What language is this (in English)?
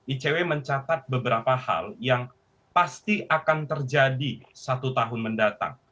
Indonesian